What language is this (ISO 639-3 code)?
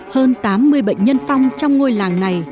vie